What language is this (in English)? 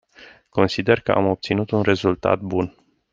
Romanian